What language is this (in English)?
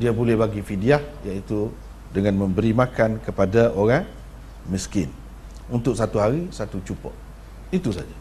Malay